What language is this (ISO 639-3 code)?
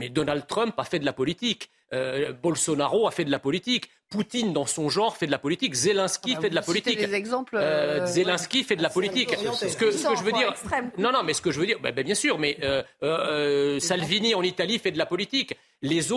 fra